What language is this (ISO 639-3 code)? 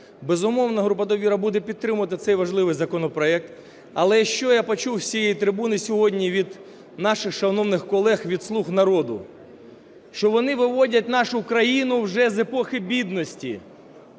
ukr